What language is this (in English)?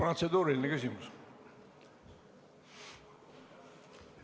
Estonian